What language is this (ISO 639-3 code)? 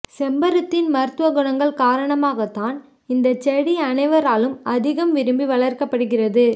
tam